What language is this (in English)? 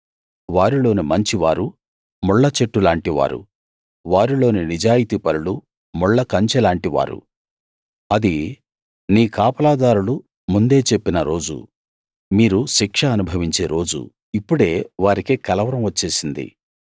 Telugu